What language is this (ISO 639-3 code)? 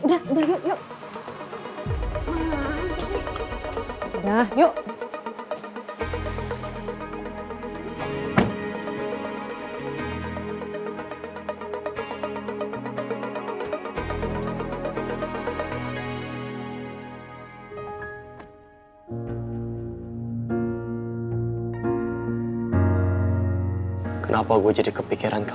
ind